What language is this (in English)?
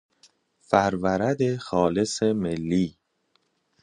Persian